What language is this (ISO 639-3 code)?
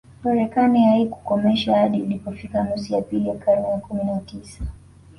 swa